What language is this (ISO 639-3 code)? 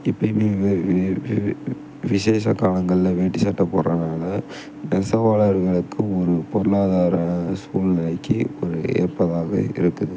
tam